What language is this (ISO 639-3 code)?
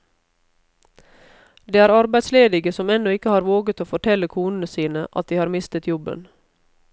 nor